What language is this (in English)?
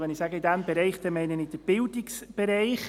Swiss German